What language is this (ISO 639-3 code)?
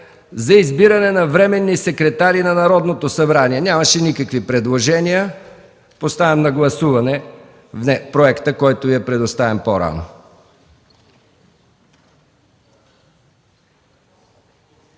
bul